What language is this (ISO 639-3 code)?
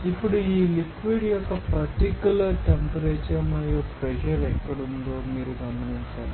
tel